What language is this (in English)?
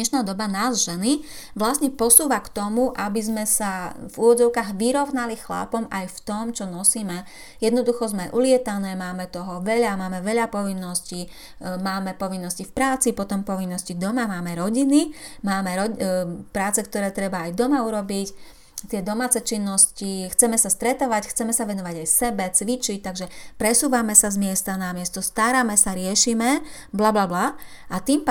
Slovak